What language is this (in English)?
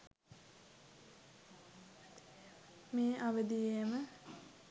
Sinhala